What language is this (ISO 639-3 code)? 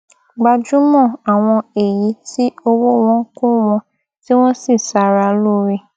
yor